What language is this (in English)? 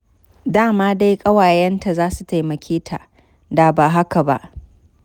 Hausa